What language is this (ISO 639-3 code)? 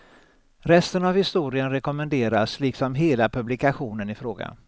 swe